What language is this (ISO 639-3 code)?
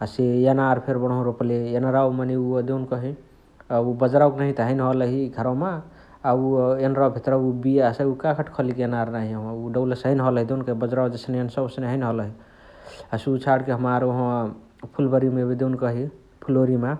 the